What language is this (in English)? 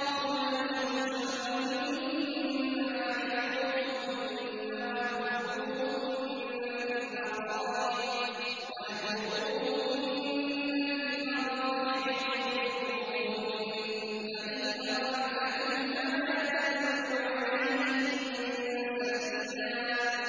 Arabic